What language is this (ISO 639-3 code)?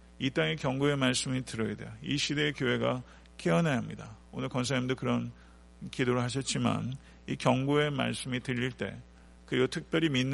kor